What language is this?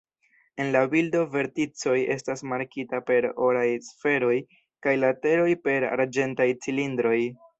Esperanto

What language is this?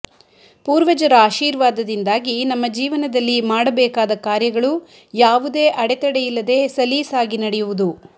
Kannada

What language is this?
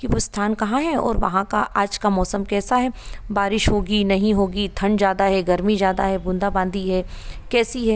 Hindi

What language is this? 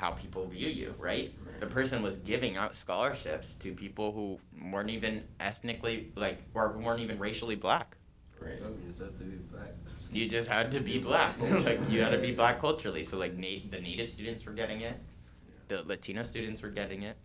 English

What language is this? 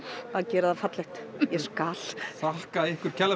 Icelandic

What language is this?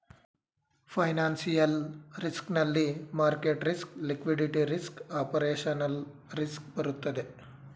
Kannada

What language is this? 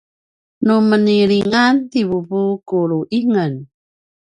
Paiwan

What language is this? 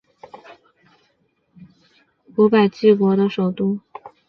Chinese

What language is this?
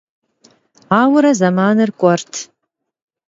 Kabardian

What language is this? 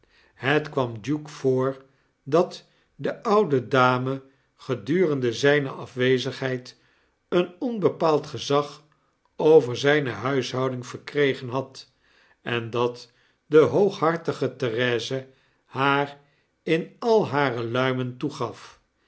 Dutch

